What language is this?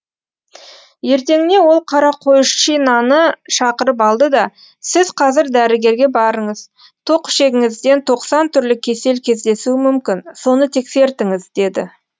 Kazakh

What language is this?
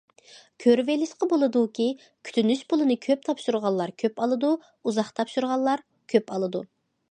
Uyghur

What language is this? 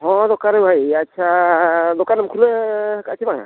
Santali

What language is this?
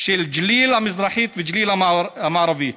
Hebrew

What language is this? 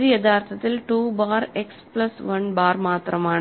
Malayalam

